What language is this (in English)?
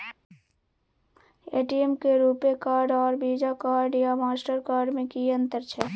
Maithili